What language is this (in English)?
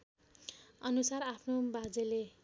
Nepali